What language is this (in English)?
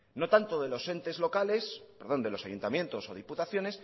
Spanish